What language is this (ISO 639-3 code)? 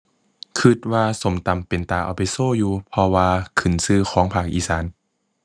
tha